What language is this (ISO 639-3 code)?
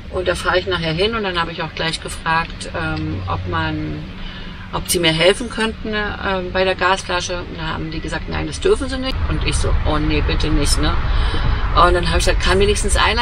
deu